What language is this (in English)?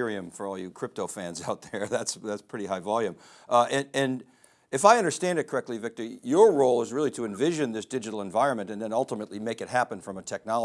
English